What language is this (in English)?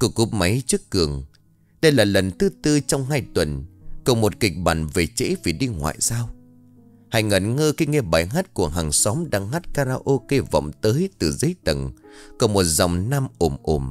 Vietnamese